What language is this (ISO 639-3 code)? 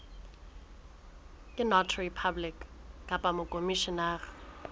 sot